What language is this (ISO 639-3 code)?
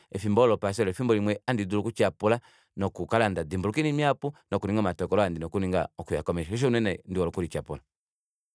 kua